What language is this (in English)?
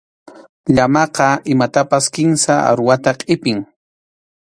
Arequipa-La Unión Quechua